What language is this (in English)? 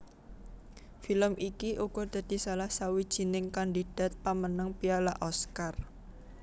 Javanese